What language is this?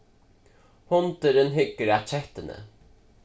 Faroese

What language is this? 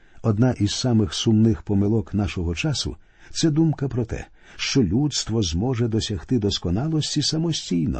Ukrainian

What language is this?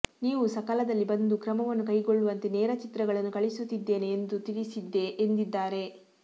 Kannada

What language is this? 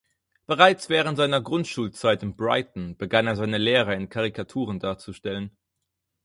German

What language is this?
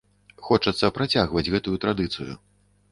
Belarusian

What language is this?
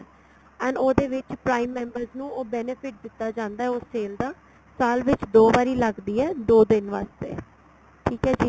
Punjabi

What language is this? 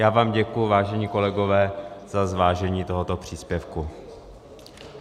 Czech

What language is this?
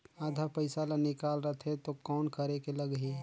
Chhattisgarhi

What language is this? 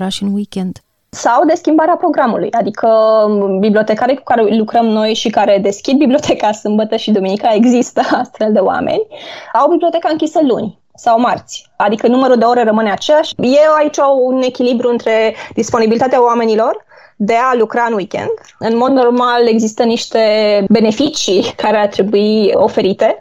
Romanian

